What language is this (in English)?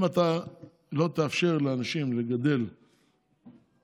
Hebrew